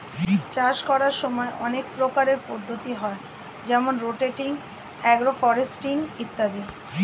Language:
Bangla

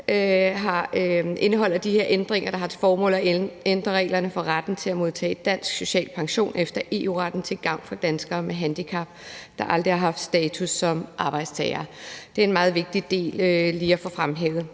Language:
Danish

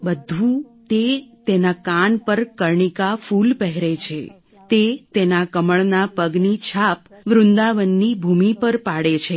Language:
Gujarati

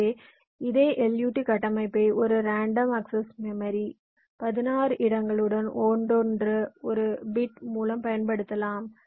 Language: Tamil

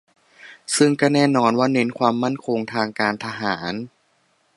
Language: Thai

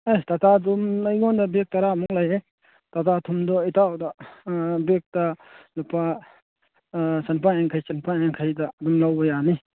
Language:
Manipuri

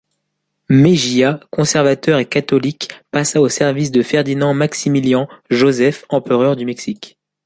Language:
French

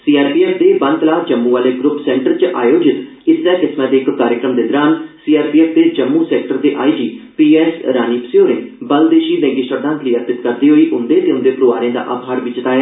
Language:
Dogri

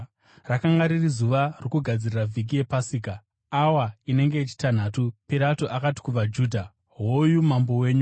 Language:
Shona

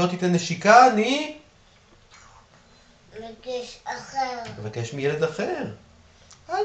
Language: Hebrew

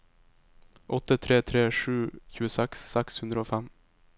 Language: Norwegian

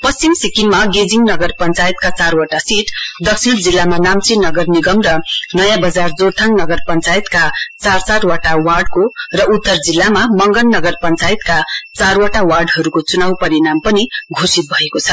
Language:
Nepali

